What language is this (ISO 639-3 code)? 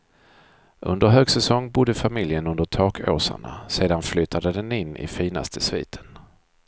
swe